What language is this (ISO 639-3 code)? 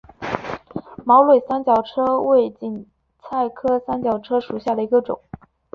zho